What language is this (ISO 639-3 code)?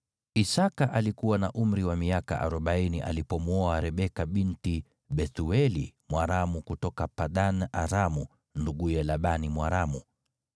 swa